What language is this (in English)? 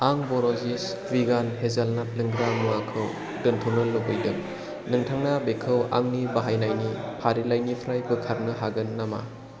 Bodo